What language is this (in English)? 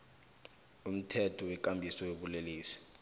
South Ndebele